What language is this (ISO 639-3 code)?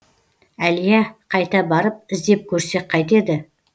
kaz